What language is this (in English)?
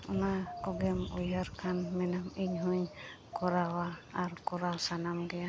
Santali